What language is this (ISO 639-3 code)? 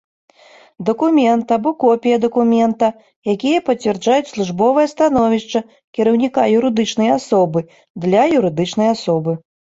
bel